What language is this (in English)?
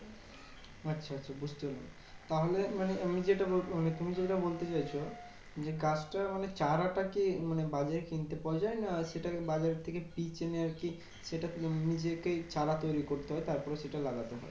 Bangla